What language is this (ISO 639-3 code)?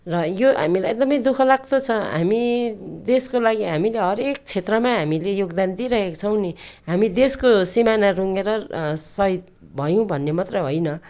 nep